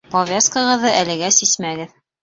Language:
Bashkir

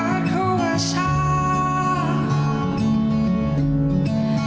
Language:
Indonesian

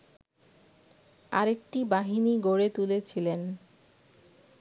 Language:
Bangla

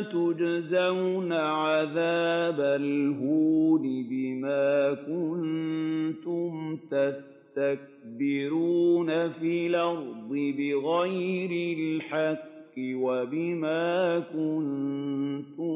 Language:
Arabic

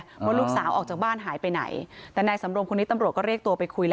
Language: Thai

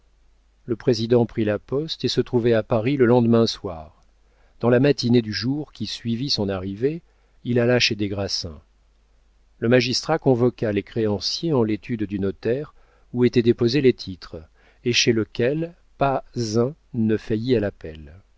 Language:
French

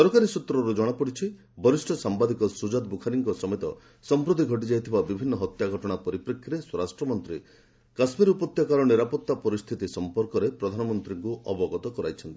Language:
Odia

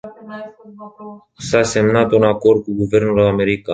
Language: Romanian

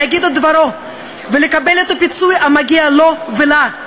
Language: Hebrew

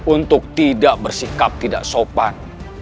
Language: Indonesian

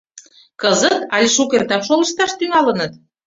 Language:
Mari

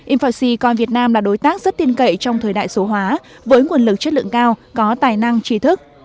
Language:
Vietnamese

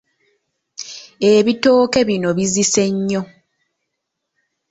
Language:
Ganda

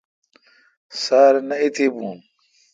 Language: Kalkoti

